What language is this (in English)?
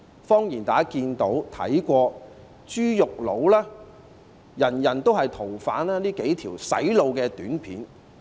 Cantonese